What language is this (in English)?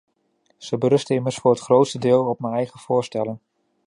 Dutch